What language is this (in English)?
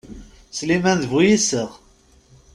Kabyle